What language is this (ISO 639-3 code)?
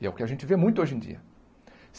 por